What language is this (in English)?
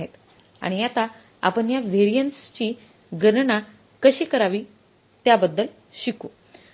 Marathi